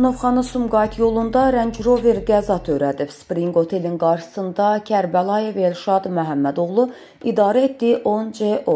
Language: Turkish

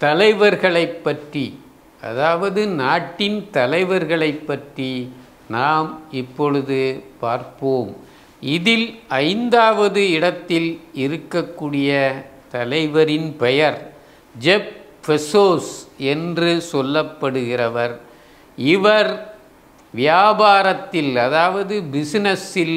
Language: Tamil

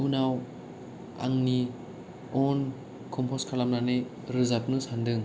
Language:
Bodo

